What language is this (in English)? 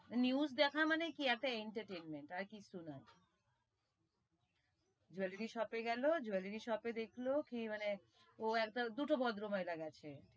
Bangla